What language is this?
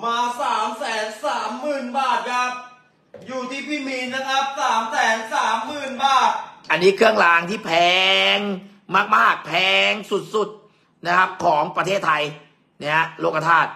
Thai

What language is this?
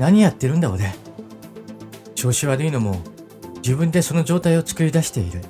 Japanese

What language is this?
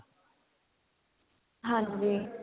Punjabi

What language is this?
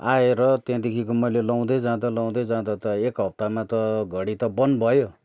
Nepali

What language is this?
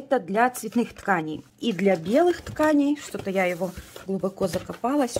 Russian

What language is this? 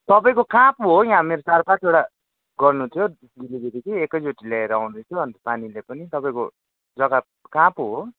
Nepali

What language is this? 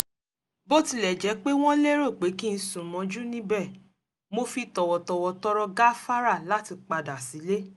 Yoruba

